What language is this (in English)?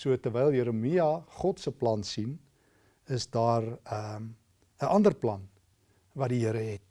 Dutch